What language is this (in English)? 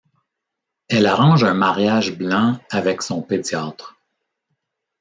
French